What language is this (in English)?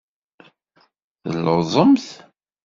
Kabyle